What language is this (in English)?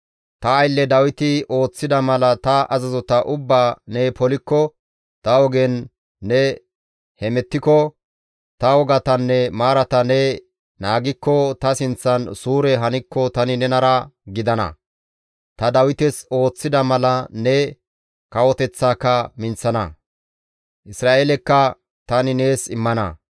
Gamo